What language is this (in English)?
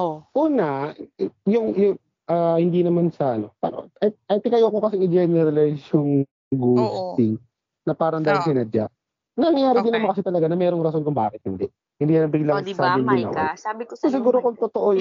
Filipino